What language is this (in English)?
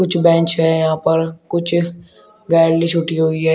Hindi